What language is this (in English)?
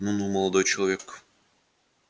Russian